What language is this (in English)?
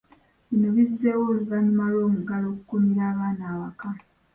Ganda